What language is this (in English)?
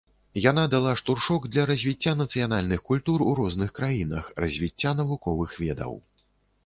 Belarusian